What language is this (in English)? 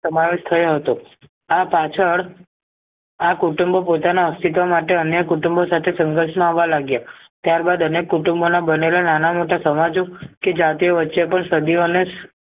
Gujarati